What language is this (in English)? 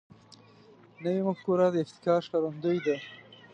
Pashto